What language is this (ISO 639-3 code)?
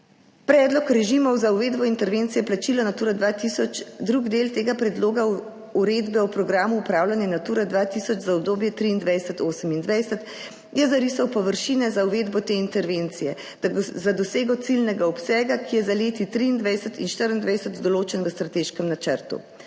slv